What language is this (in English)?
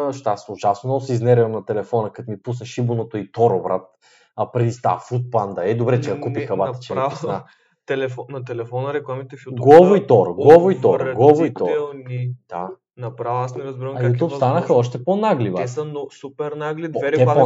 Bulgarian